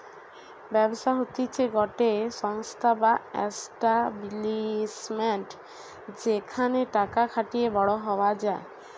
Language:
Bangla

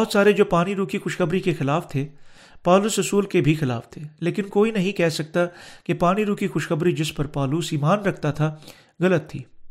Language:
Urdu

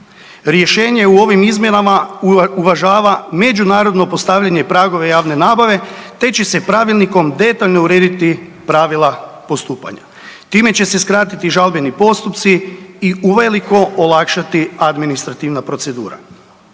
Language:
Croatian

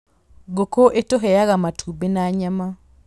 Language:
Kikuyu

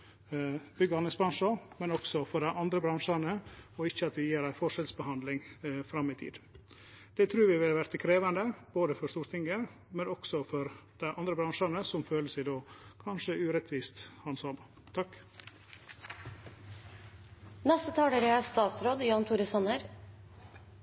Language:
Norwegian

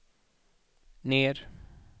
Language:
Swedish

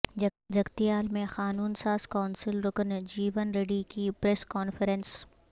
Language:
Urdu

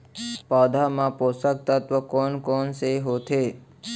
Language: Chhattisgarhi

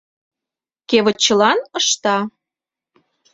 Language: Mari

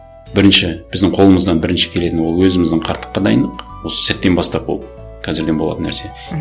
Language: Kazakh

